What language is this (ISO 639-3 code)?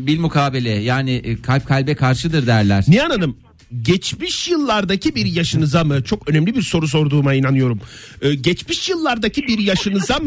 tur